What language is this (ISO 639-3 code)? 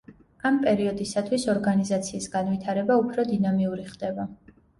kat